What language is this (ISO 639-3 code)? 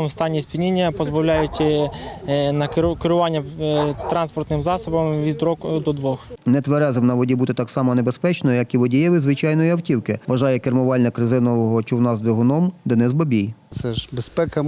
ukr